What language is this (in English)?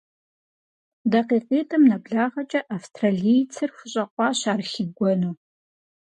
Kabardian